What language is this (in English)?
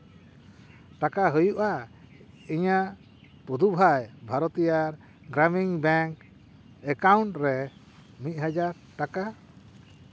Santali